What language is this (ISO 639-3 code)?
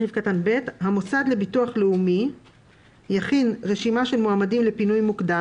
heb